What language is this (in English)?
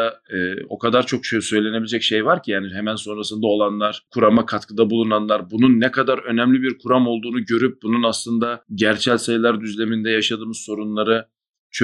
Turkish